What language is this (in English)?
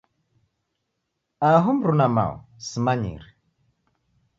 Taita